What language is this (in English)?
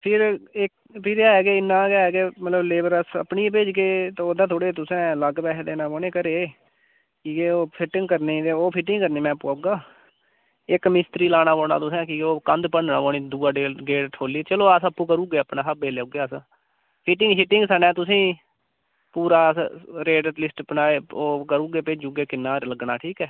Dogri